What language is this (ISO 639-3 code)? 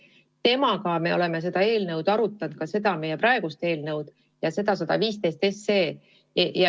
est